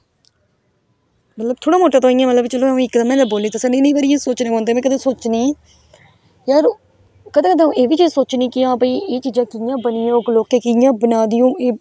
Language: Dogri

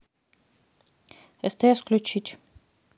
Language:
Russian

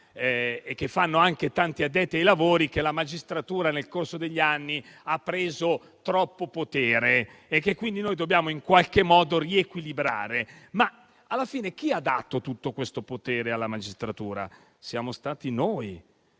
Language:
Italian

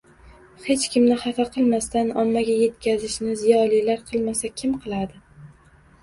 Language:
Uzbek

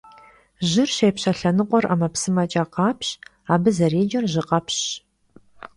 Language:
Kabardian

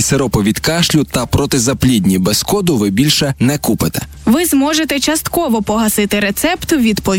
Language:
Ukrainian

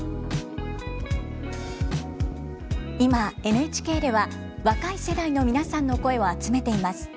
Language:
Japanese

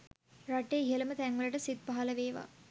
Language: Sinhala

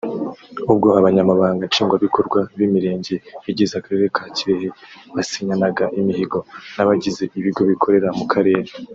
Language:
Kinyarwanda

